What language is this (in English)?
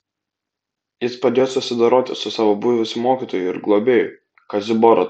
Lithuanian